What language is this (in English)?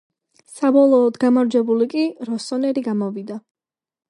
Georgian